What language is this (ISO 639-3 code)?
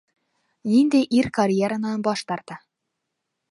bak